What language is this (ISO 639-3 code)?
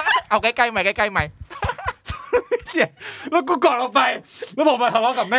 tha